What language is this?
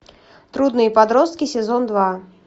Russian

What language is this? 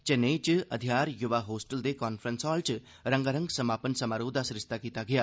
Dogri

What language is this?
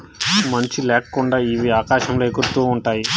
Telugu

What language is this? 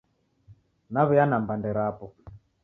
Taita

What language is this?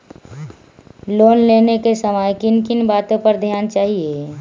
Magahi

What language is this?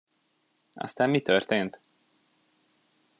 Hungarian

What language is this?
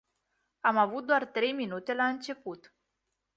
Romanian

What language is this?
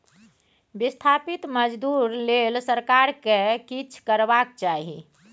Maithili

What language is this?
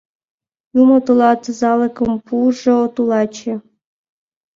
Mari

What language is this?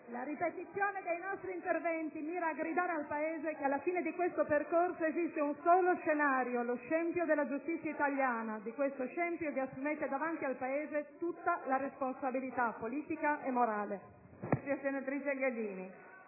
Italian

